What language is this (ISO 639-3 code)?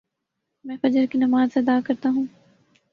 urd